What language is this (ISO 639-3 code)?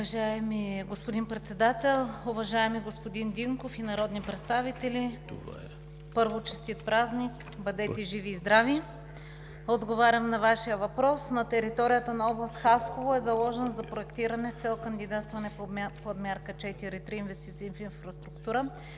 bul